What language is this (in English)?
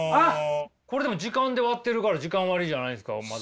Japanese